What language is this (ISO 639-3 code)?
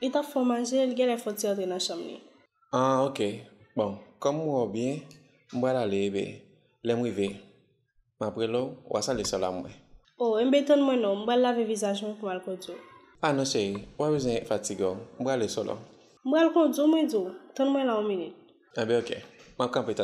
fra